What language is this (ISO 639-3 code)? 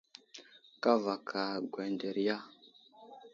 udl